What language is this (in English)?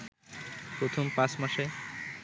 Bangla